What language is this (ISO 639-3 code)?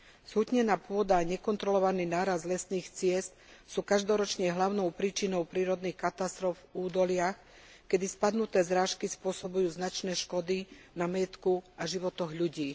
slk